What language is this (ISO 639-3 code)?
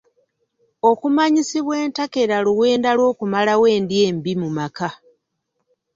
lug